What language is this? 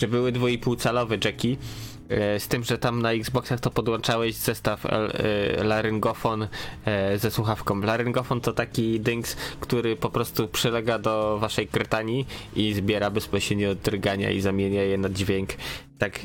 Polish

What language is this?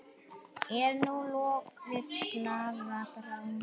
Icelandic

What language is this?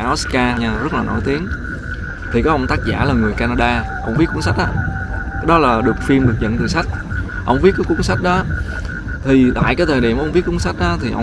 Vietnamese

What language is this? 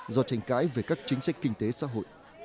Vietnamese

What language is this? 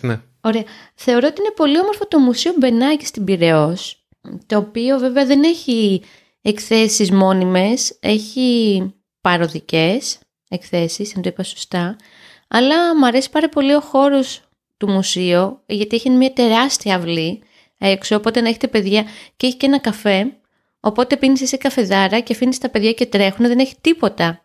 Greek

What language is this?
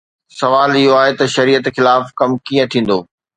Sindhi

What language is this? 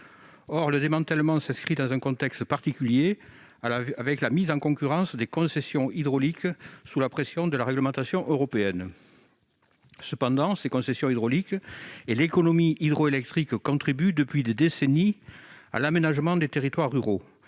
French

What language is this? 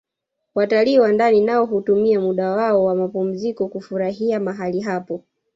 Swahili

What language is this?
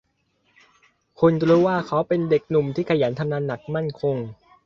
Thai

